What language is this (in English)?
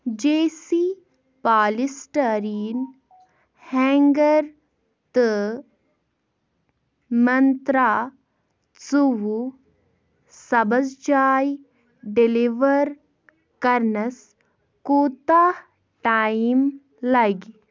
Kashmiri